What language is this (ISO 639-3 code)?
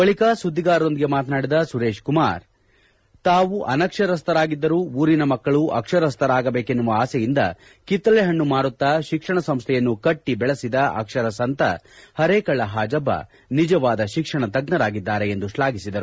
kan